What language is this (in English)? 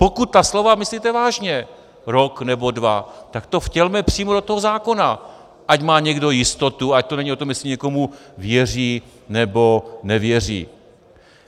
Czech